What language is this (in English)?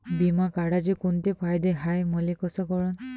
Marathi